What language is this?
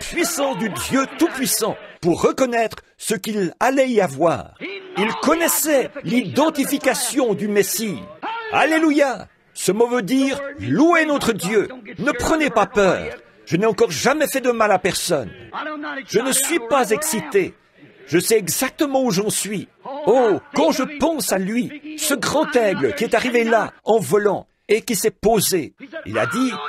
French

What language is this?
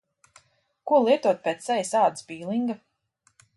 Latvian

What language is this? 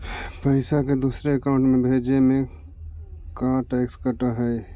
Magahi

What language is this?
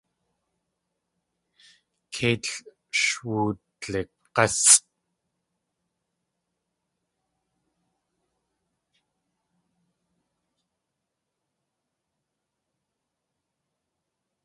Tlingit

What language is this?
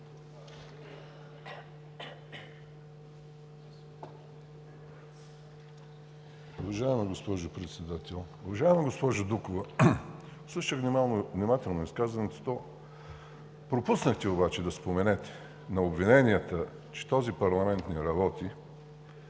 Bulgarian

